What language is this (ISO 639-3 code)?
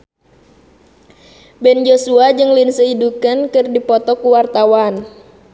sun